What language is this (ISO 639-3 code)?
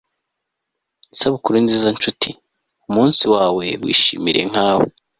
kin